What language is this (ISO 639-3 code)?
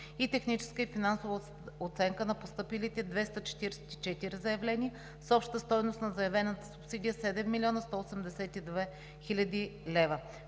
bul